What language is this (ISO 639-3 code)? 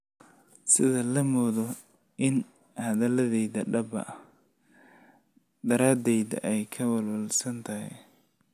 som